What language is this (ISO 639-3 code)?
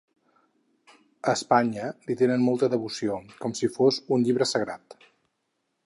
cat